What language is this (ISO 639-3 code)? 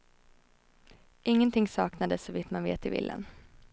swe